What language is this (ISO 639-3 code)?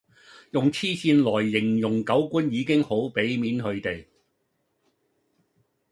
yue